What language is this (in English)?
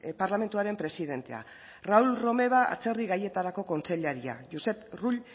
Basque